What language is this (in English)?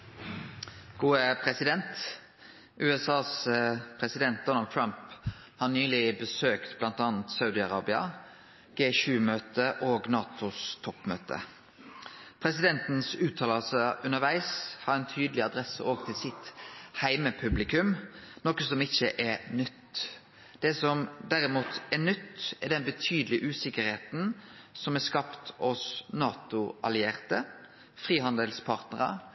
Norwegian Nynorsk